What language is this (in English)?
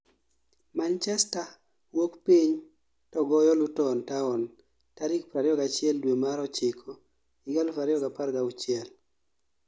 Luo (Kenya and Tanzania)